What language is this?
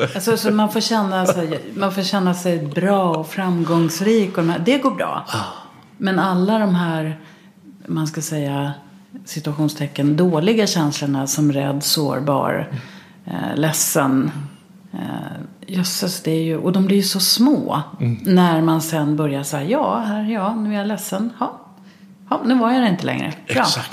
Swedish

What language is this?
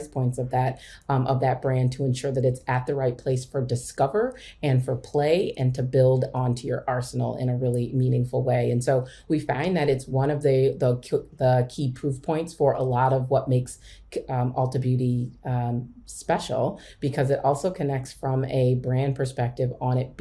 English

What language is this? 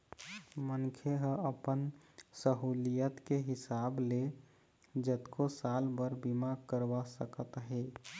Chhattisgarhi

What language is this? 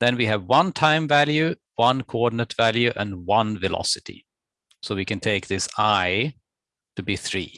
English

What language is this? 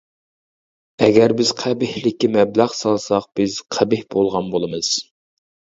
Uyghur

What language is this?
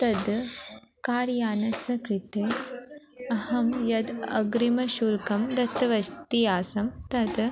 Sanskrit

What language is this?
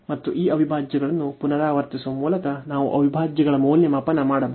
Kannada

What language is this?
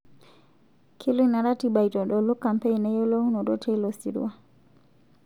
Masai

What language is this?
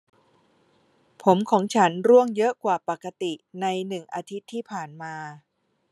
Thai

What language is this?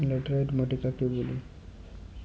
Bangla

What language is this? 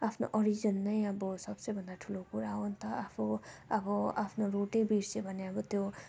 Nepali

